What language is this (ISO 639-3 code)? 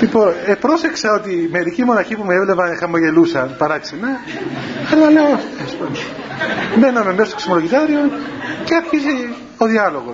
ell